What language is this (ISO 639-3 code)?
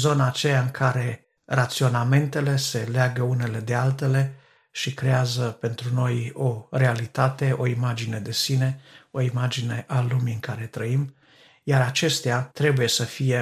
ron